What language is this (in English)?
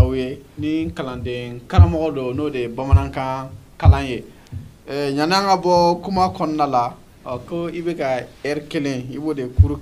French